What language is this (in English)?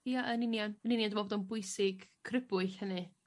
Welsh